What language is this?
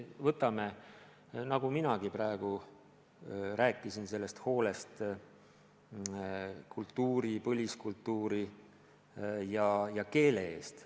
Estonian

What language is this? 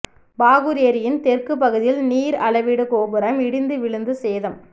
Tamil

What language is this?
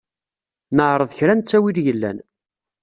Kabyle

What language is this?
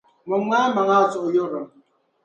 Dagbani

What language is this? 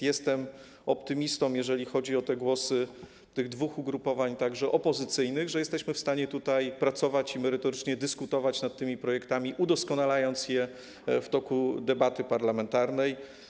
Polish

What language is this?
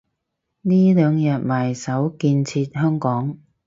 Cantonese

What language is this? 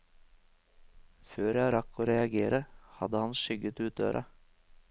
Norwegian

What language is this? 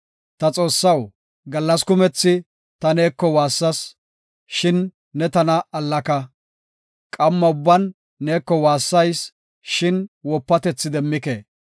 Gofa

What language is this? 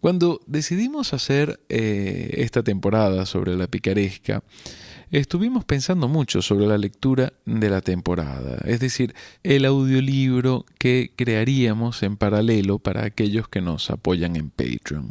Spanish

